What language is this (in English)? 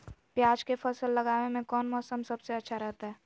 Magahi